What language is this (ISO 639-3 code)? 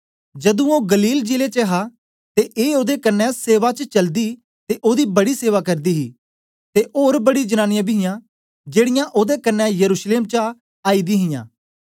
doi